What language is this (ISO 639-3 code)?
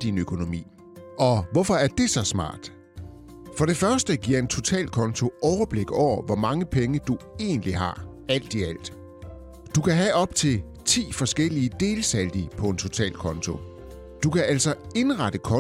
dan